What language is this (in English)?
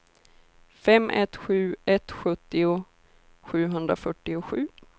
Swedish